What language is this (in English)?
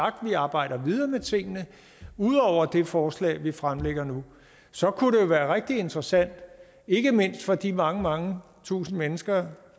Danish